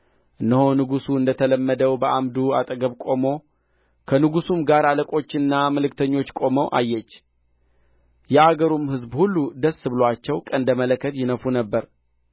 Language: Amharic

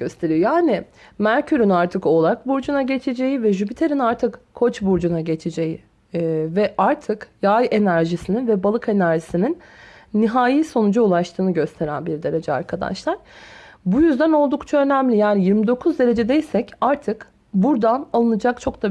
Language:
Turkish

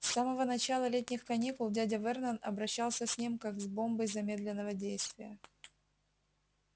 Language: Russian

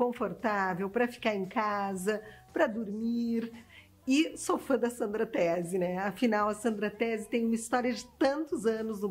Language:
Portuguese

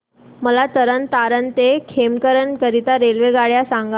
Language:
Marathi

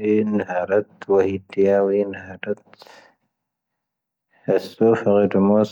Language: Tahaggart Tamahaq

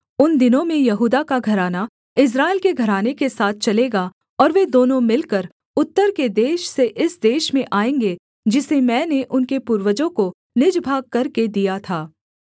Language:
Hindi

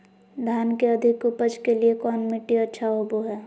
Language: Magahi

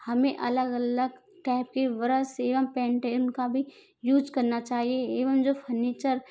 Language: Hindi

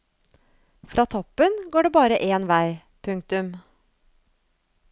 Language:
Norwegian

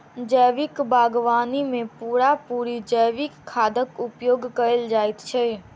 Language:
Maithili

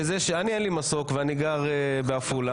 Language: Hebrew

